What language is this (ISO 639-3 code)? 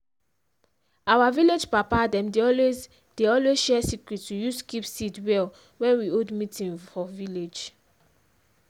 pcm